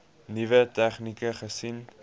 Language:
Afrikaans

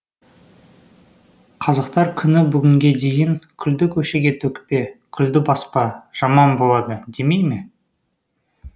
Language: Kazakh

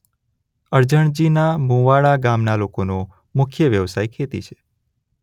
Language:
Gujarati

